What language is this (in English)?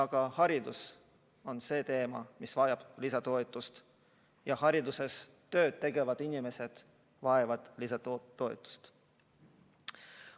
Estonian